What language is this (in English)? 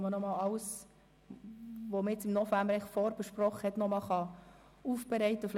Swiss German